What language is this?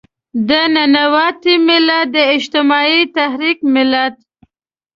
Pashto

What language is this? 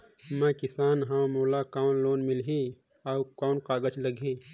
Chhattisgarhi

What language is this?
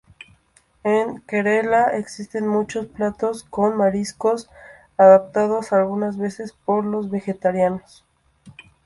Spanish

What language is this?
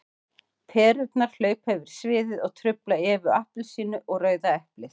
Icelandic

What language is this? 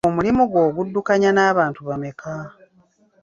Ganda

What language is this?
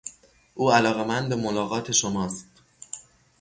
Persian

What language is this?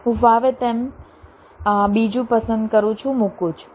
Gujarati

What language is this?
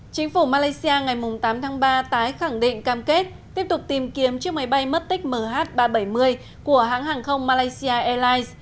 Vietnamese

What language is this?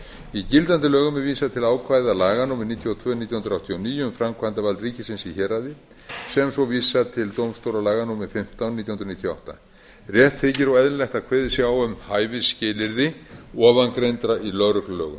Icelandic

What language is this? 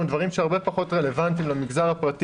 Hebrew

